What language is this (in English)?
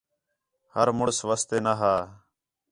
Khetrani